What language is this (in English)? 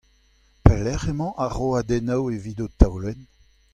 Breton